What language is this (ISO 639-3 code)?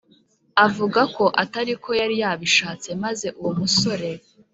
kin